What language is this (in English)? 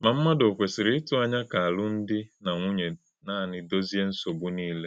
Igbo